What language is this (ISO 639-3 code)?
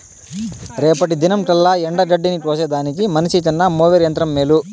tel